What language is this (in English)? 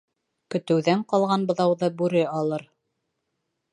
Bashkir